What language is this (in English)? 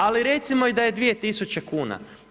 Croatian